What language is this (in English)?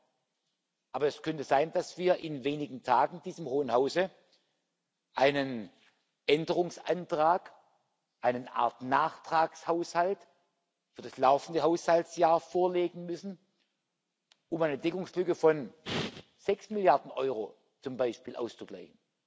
German